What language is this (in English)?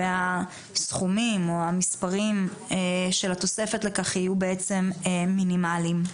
Hebrew